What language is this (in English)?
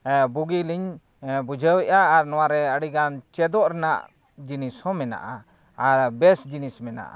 Santali